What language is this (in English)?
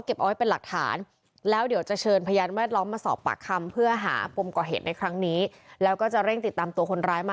Thai